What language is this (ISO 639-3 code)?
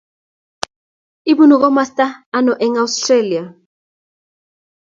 kln